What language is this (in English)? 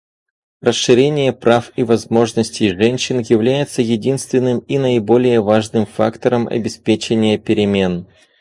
Russian